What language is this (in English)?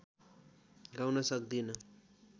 Nepali